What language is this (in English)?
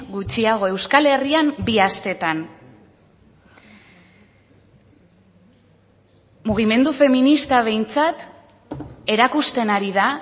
Basque